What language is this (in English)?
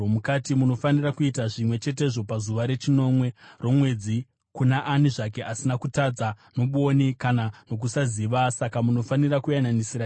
Shona